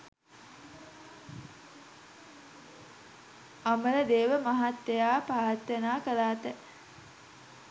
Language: Sinhala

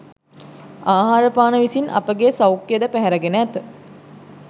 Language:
Sinhala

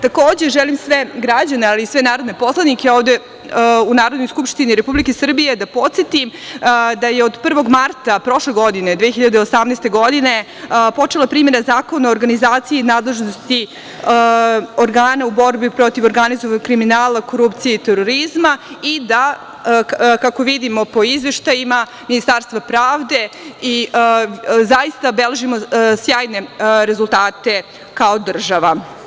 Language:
Serbian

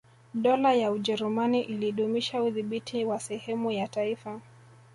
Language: Swahili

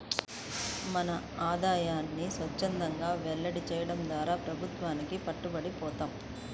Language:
Telugu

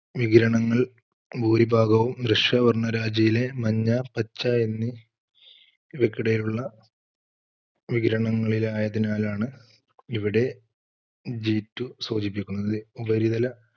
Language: Malayalam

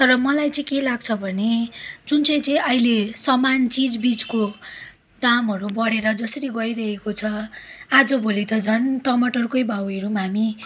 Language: Nepali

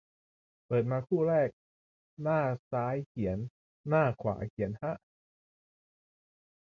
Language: Thai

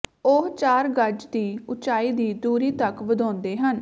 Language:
Punjabi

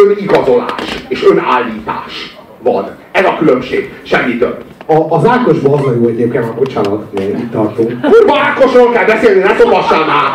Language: Hungarian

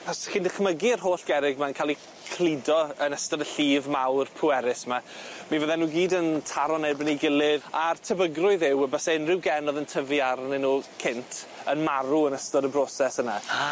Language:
Welsh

